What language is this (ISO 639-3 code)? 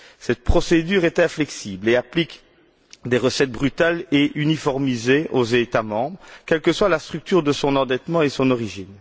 fra